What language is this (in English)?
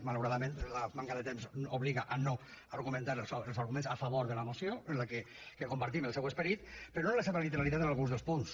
Catalan